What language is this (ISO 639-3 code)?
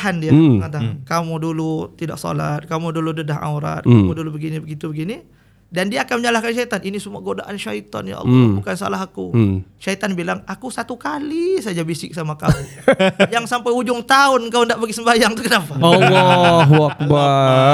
msa